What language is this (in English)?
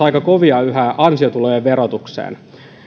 Finnish